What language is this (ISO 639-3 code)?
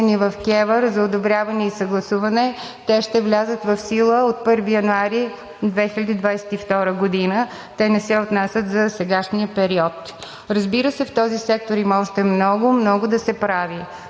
bul